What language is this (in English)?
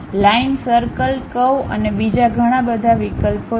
Gujarati